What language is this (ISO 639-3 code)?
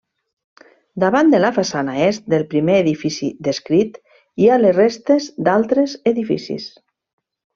cat